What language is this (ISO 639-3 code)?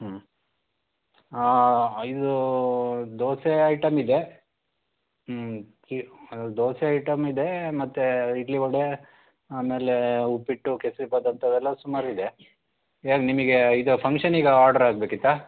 kan